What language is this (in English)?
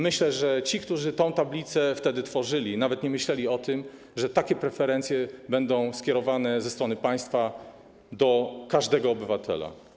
Polish